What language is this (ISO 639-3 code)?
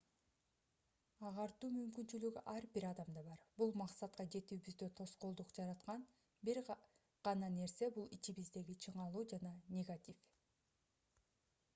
kir